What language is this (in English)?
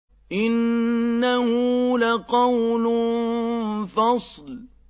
Arabic